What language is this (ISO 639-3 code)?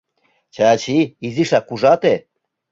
chm